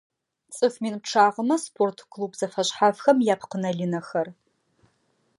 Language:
Adyghe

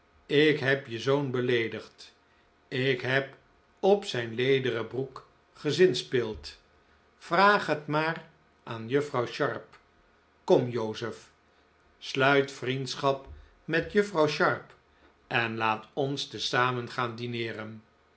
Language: Dutch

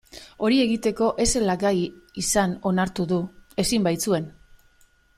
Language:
Basque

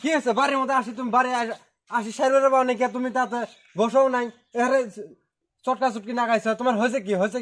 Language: Arabic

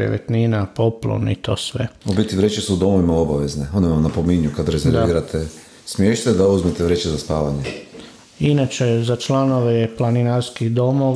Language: Croatian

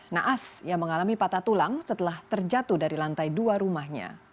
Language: Indonesian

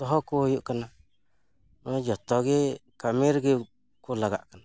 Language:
Santali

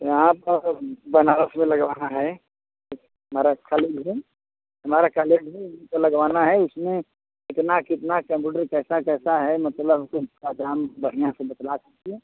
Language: Hindi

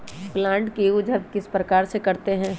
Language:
Magahi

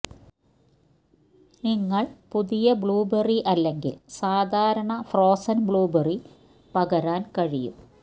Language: Malayalam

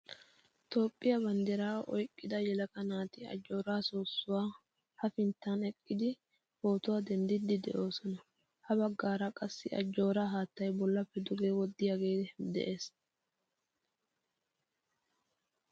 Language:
Wolaytta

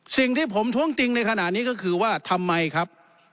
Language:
Thai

